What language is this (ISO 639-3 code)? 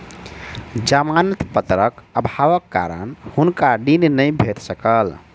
mai